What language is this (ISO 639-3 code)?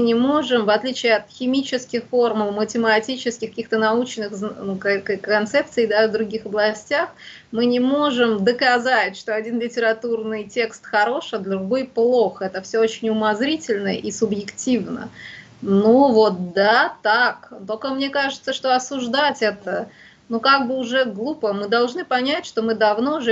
rus